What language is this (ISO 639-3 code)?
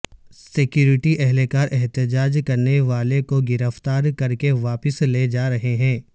urd